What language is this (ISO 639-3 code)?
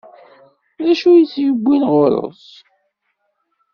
kab